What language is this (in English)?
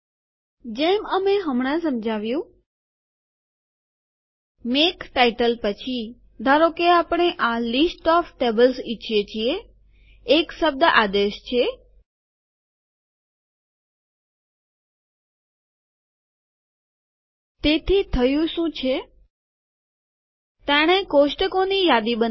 Gujarati